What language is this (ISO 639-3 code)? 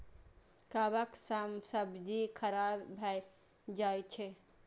mai